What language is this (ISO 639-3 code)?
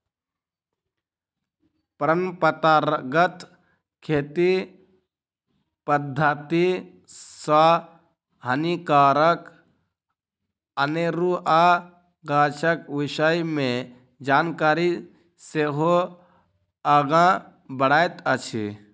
mai